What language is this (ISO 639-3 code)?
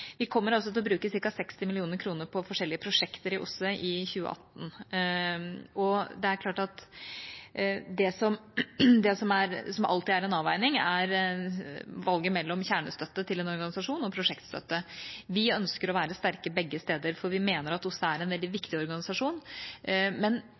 nob